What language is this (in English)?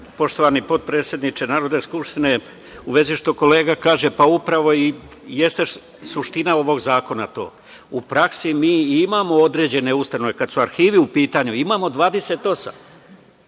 Serbian